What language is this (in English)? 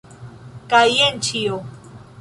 Esperanto